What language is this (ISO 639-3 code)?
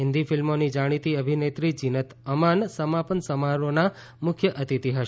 guj